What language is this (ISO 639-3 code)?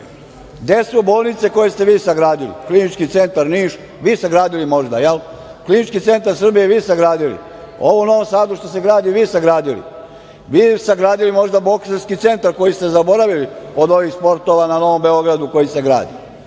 srp